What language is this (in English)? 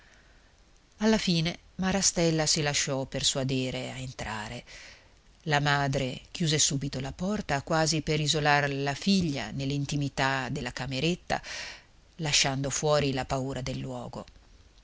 Italian